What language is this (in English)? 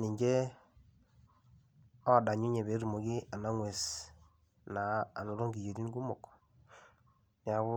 Masai